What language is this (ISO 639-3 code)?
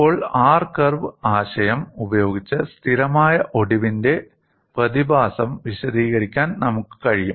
mal